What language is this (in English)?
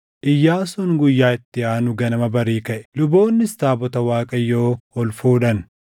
Oromo